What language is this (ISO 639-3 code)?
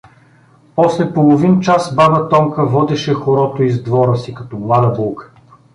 bul